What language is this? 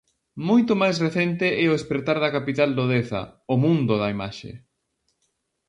Galician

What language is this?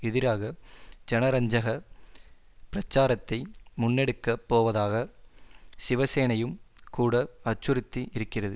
Tamil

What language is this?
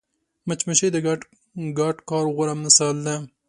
Pashto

